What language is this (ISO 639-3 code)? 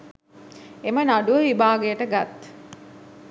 sin